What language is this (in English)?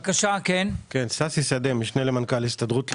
Hebrew